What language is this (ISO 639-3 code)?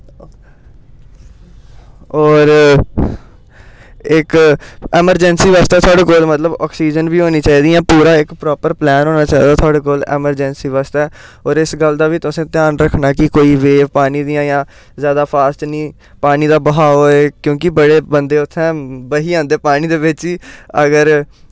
doi